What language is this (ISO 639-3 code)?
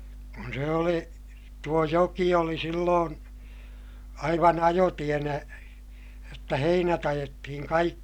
fin